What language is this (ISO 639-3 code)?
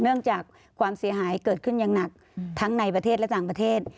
tha